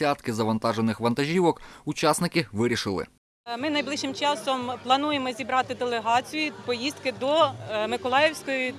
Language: Ukrainian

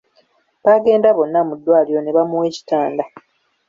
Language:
Ganda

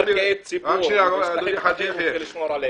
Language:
Hebrew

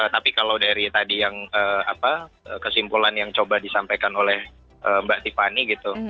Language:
Indonesian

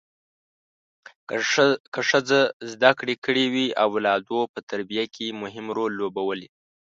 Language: Pashto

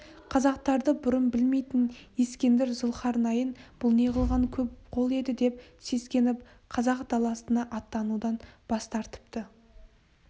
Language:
Kazakh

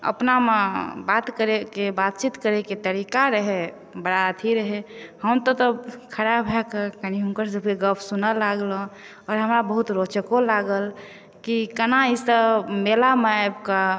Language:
Maithili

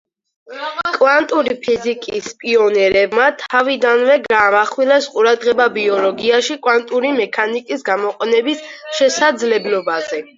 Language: Georgian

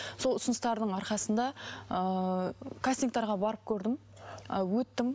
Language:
Kazakh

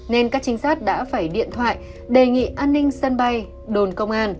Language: Vietnamese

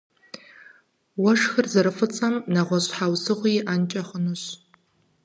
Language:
Kabardian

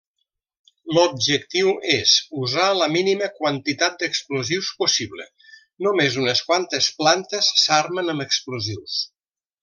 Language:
Catalan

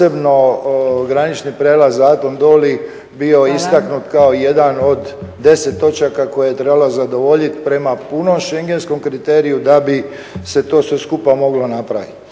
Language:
Croatian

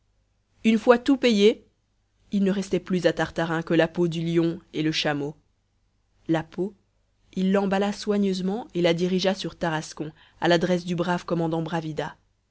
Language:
French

